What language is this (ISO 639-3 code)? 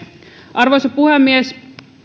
fin